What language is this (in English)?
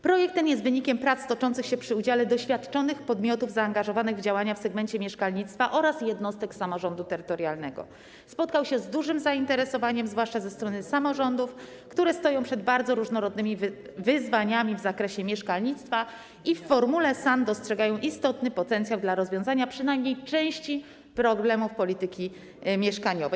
Polish